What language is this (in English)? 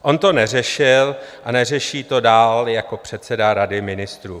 Czech